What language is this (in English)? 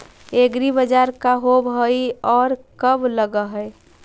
Magahi